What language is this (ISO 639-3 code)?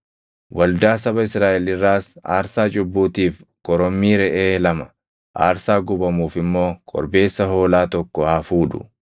orm